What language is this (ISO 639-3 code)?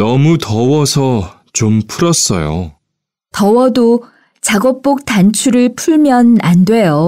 kor